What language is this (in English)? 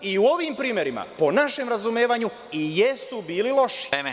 Serbian